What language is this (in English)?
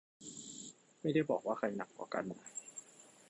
Thai